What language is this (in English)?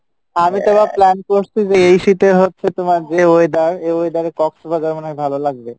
Bangla